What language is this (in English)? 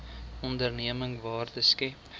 Afrikaans